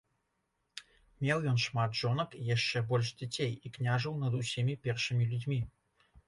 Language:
Belarusian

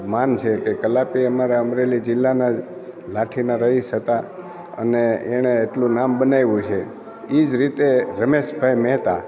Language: Gujarati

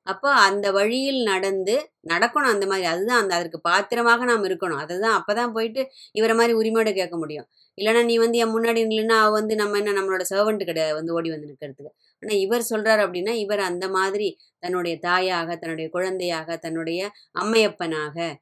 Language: Tamil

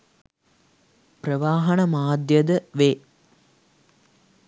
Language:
Sinhala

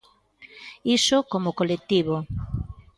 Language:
Galician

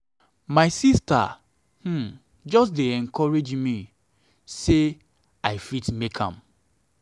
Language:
Nigerian Pidgin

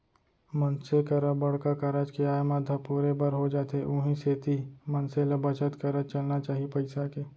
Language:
Chhattisgarhi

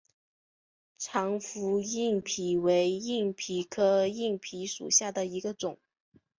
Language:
Chinese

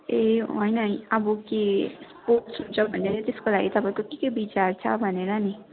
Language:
Nepali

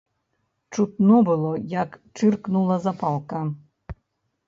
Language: Belarusian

